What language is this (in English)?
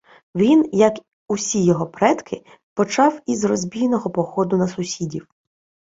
Ukrainian